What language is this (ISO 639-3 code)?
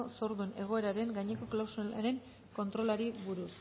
eus